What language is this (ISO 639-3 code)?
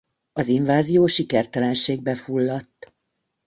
hun